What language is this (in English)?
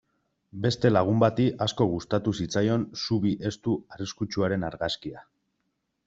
Basque